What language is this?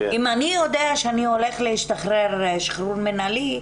Hebrew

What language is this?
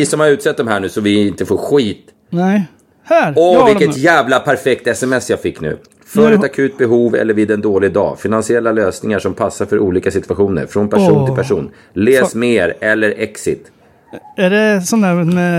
Swedish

